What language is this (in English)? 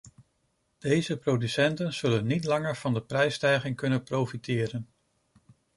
Dutch